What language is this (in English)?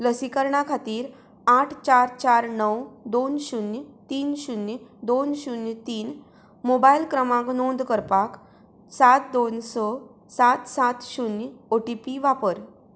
Konkani